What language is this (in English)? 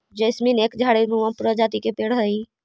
Magahi